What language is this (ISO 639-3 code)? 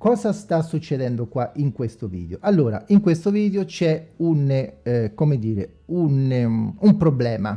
ita